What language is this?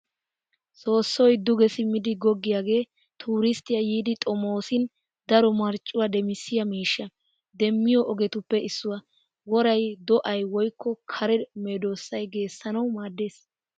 Wolaytta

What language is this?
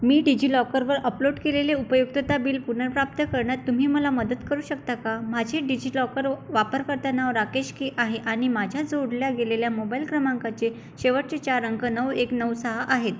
Marathi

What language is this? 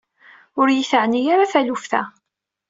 Kabyle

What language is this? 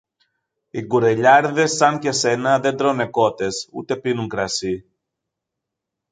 Greek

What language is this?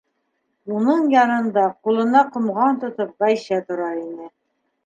Bashkir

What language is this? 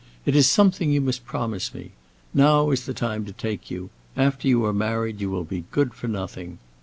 English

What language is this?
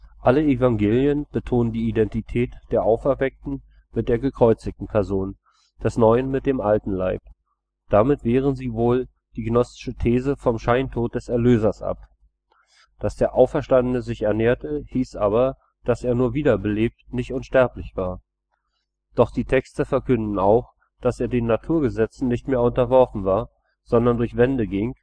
German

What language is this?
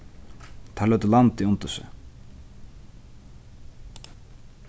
Faroese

